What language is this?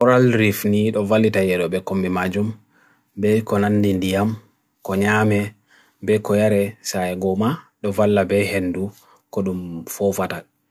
Bagirmi Fulfulde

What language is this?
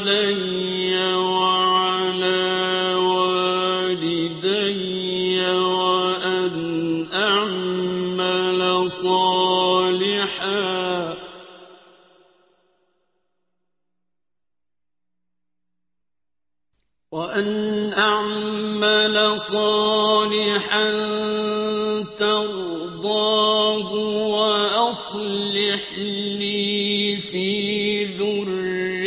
Arabic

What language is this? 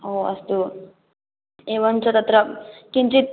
Sanskrit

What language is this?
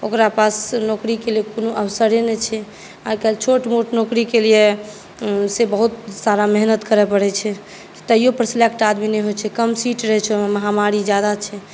Maithili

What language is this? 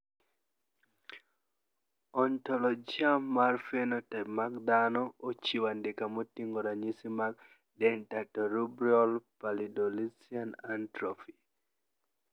Luo (Kenya and Tanzania)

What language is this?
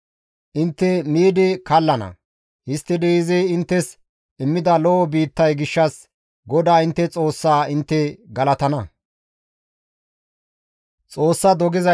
Gamo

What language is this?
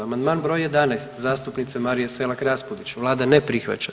Croatian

